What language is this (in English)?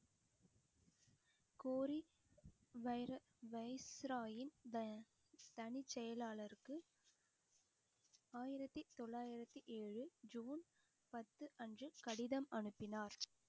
Tamil